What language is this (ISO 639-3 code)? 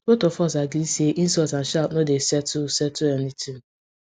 pcm